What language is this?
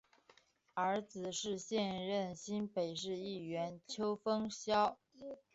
Chinese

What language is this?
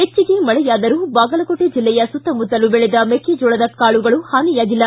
Kannada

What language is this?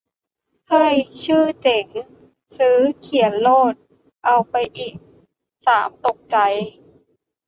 Thai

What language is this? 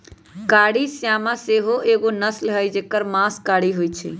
Magahi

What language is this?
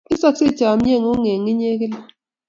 Kalenjin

